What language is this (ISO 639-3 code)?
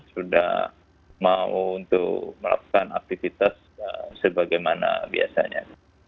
ind